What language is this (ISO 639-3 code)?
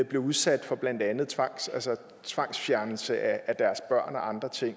dan